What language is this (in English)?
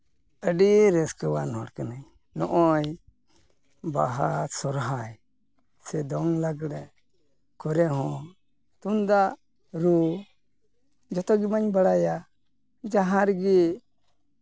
Santali